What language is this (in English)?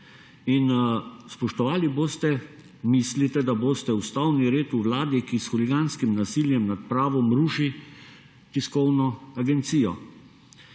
Slovenian